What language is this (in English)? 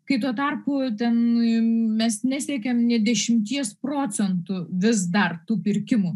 Lithuanian